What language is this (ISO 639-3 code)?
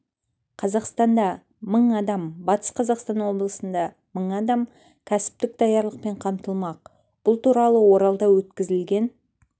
kaz